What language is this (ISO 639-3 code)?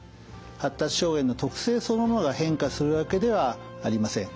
jpn